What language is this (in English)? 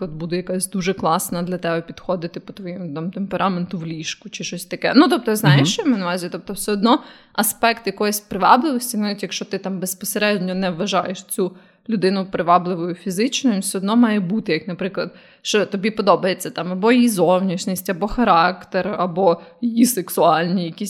Ukrainian